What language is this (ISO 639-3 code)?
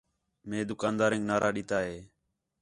xhe